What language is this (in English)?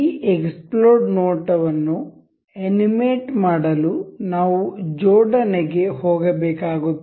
Kannada